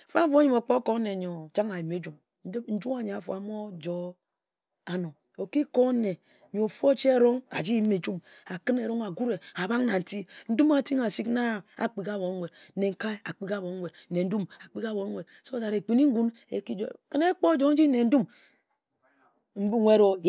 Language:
Ejagham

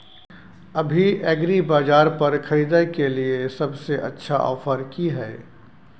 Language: Maithili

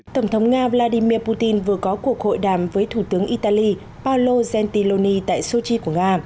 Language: Vietnamese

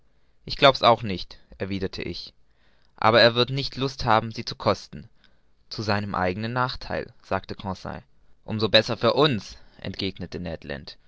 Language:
German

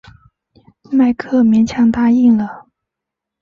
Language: Chinese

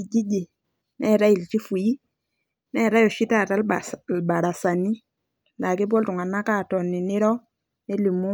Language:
Masai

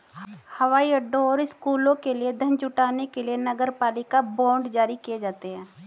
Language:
Hindi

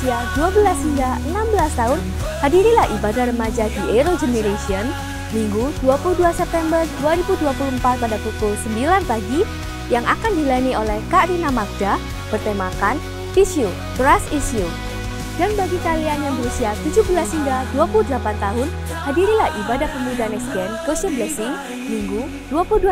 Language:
Indonesian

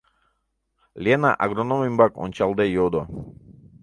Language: Mari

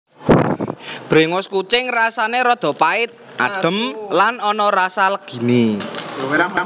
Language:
Javanese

